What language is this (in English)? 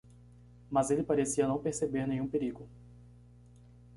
Portuguese